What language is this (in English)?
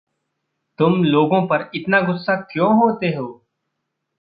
Hindi